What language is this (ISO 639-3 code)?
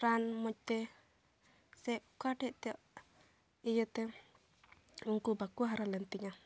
sat